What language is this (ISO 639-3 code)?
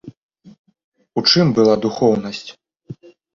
bel